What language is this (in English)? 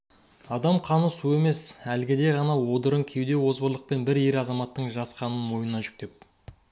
Kazakh